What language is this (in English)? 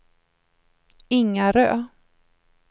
Swedish